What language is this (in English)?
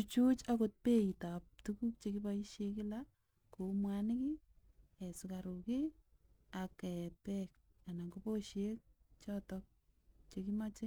Kalenjin